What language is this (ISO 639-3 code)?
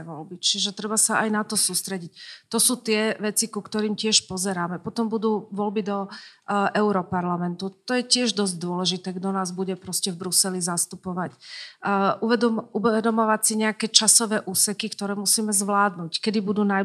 slk